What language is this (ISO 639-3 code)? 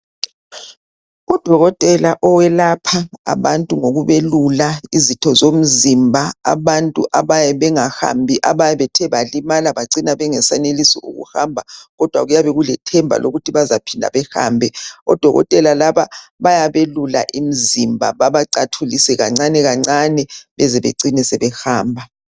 nde